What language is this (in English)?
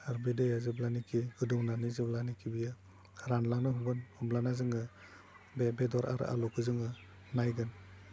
Bodo